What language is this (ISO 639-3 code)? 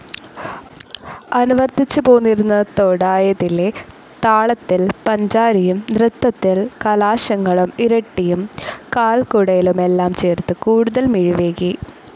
mal